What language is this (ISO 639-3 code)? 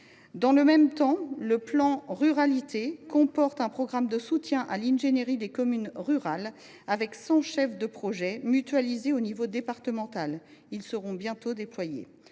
fra